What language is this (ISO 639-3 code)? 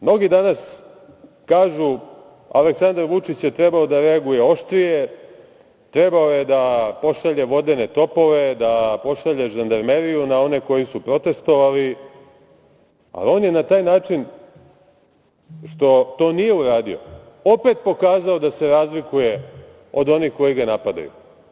srp